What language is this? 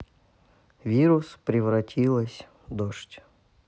Russian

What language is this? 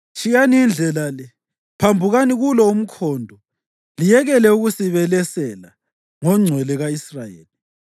North Ndebele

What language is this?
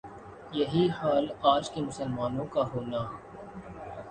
Urdu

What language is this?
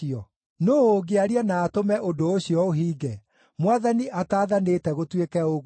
Kikuyu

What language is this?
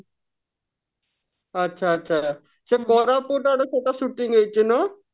Odia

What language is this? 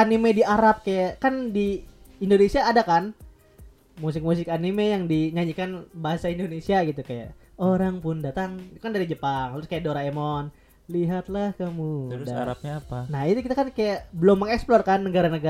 Indonesian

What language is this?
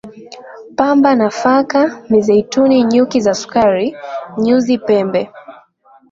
Swahili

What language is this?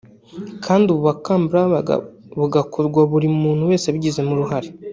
Kinyarwanda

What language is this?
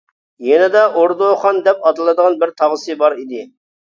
Uyghur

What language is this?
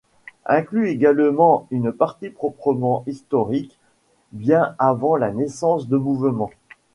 French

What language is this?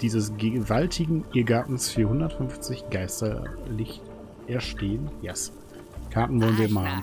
German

